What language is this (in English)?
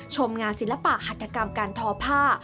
Thai